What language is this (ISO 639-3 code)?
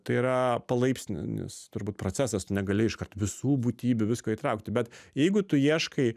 lit